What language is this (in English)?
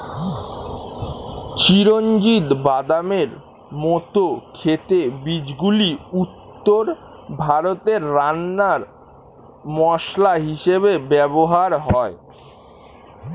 Bangla